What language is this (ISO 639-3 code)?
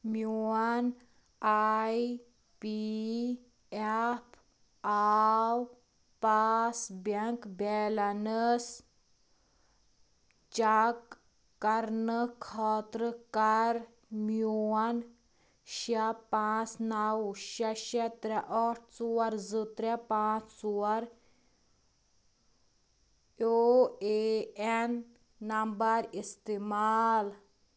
kas